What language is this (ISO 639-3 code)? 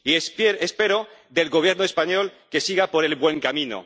spa